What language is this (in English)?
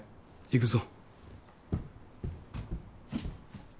Japanese